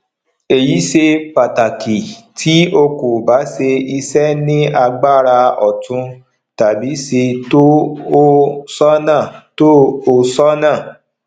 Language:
Yoruba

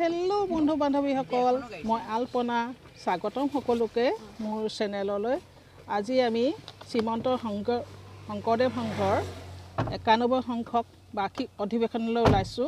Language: Thai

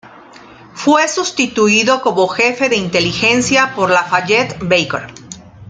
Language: Spanish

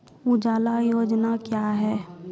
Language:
Maithili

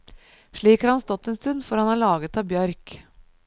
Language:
Norwegian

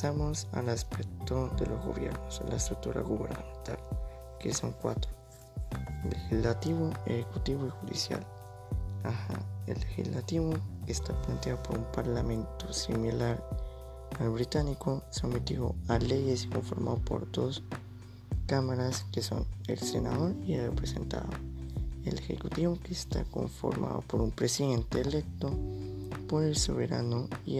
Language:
Spanish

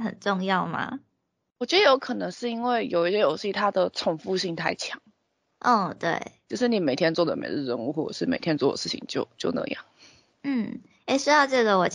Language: Chinese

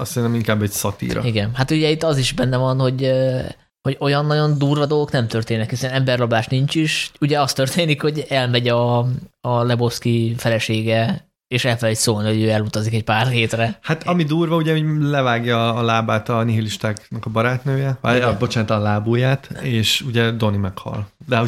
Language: Hungarian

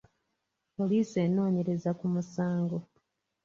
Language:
Ganda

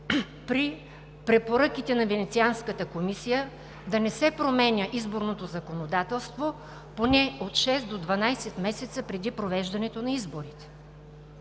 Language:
Bulgarian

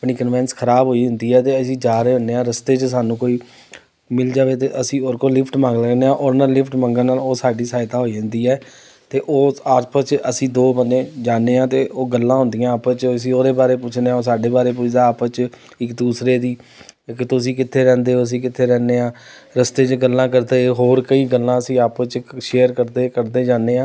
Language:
Punjabi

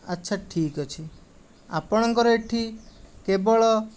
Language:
Odia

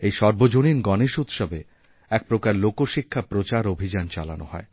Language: Bangla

